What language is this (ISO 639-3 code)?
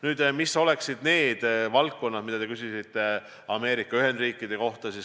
est